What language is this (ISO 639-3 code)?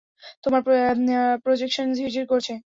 ben